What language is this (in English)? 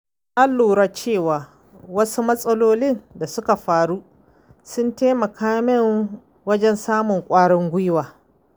Hausa